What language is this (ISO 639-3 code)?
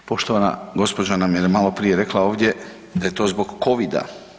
hrv